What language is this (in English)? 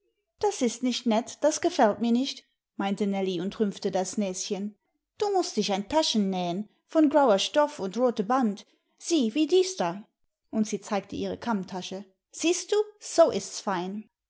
German